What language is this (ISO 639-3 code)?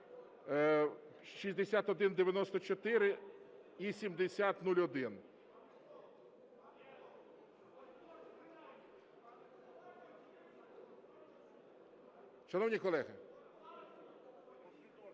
ukr